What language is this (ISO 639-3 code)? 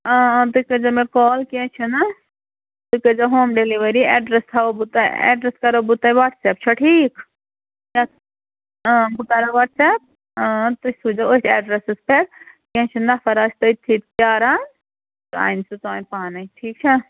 kas